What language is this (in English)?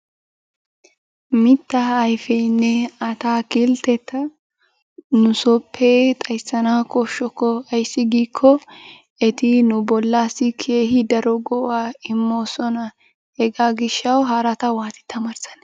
Wolaytta